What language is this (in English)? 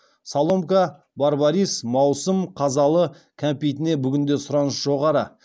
Kazakh